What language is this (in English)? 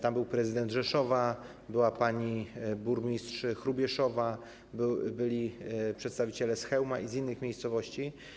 Polish